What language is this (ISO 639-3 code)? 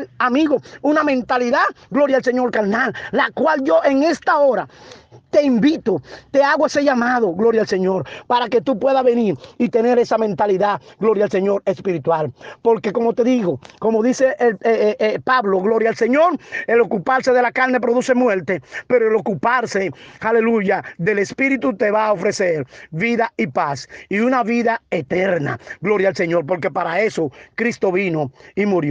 spa